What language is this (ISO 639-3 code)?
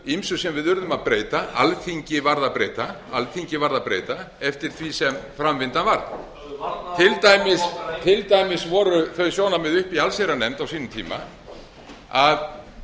isl